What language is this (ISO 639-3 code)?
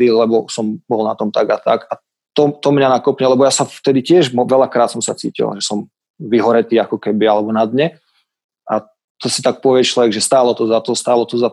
slk